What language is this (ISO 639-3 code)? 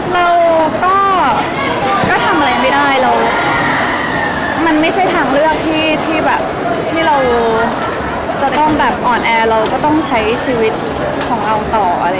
tha